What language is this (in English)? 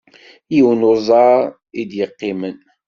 Kabyle